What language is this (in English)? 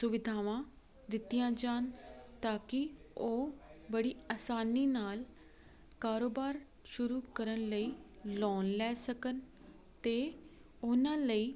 Punjabi